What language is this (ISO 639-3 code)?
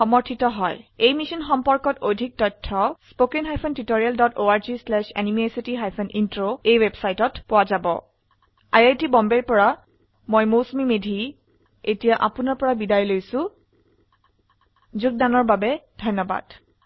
asm